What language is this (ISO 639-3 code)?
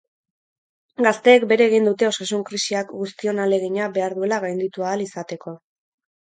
eus